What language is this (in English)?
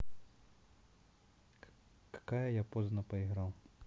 Russian